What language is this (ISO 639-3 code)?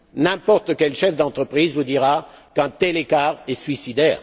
fra